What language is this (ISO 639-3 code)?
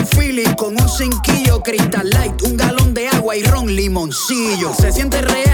spa